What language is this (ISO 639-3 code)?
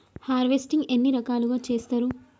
tel